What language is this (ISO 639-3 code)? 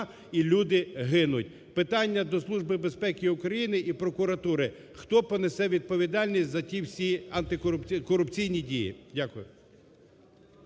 ukr